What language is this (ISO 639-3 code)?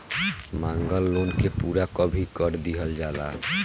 bho